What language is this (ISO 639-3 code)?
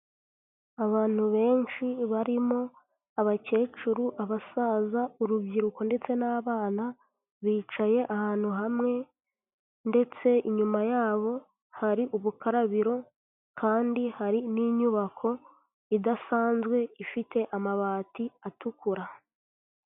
kin